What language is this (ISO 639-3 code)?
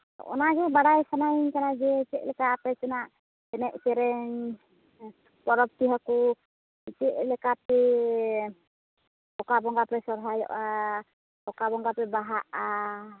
sat